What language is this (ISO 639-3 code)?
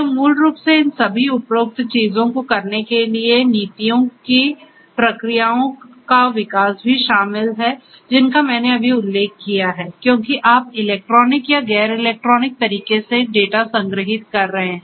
hin